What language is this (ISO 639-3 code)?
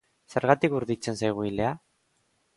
eus